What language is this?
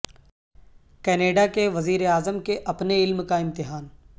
Urdu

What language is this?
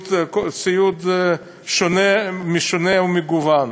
Hebrew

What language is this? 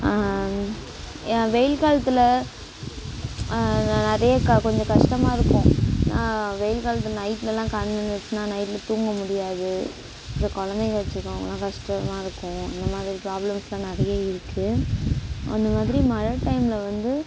Tamil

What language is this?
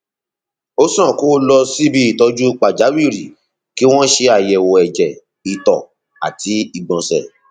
Yoruba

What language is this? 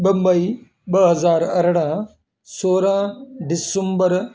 Sindhi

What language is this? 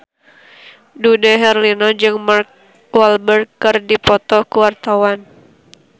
Sundanese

